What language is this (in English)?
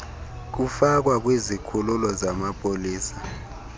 Xhosa